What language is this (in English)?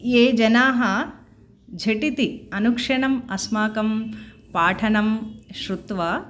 Sanskrit